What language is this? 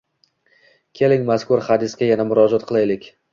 Uzbek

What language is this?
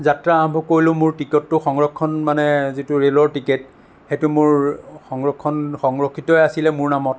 Assamese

